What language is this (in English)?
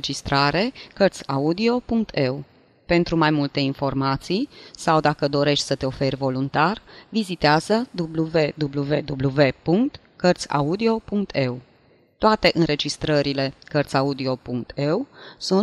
Romanian